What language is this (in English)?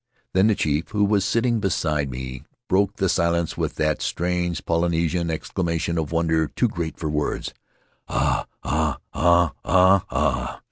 English